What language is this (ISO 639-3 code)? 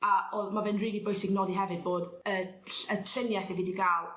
cym